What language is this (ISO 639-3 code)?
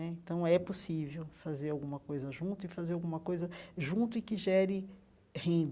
por